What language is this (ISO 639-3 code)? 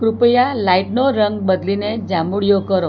guj